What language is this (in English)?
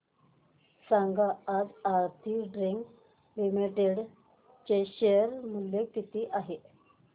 Marathi